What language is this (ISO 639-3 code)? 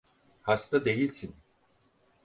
tur